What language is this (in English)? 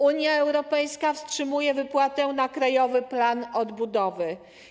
Polish